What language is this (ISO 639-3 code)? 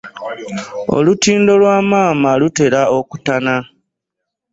lug